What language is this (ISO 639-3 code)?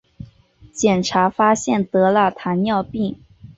zho